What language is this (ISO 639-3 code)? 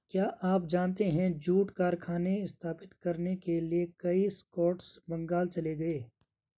hin